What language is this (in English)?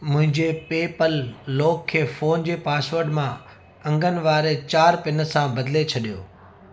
Sindhi